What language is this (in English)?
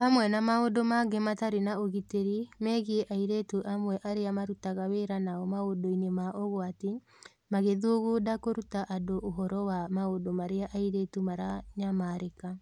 Kikuyu